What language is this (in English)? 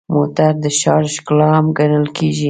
Pashto